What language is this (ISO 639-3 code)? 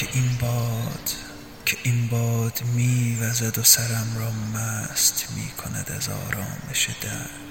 fas